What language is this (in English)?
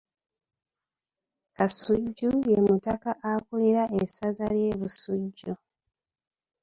Ganda